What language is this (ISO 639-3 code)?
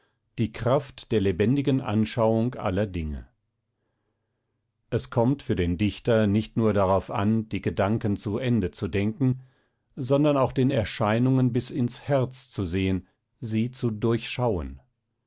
deu